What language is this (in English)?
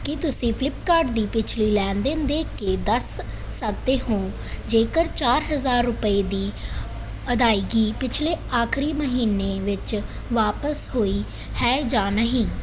Punjabi